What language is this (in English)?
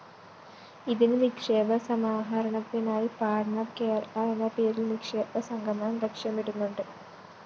Malayalam